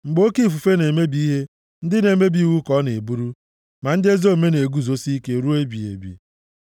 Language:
Igbo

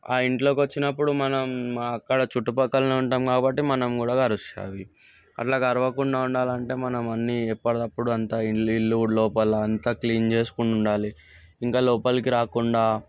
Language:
Telugu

